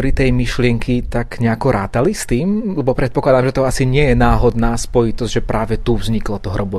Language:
Slovak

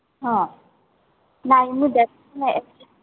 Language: Odia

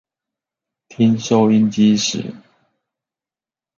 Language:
Chinese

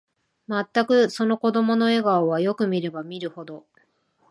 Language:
Japanese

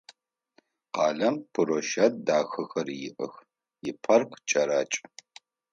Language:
Adyghe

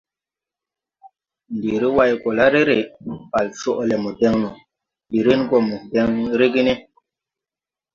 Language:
Tupuri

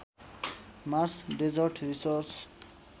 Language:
Nepali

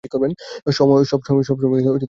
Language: Bangla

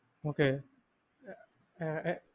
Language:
Malayalam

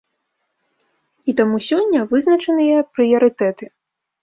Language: Belarusian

